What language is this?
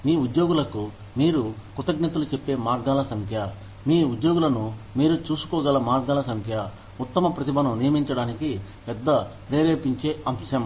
Telugu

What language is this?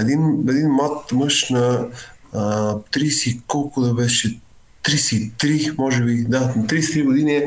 Bulgarian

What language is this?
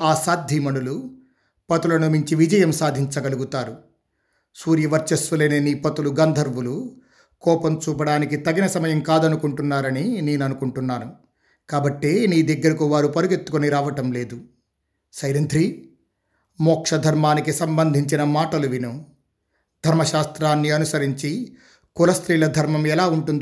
Telugu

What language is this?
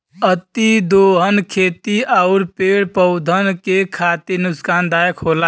Bhojpuri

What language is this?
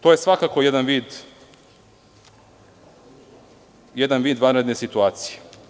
Serbian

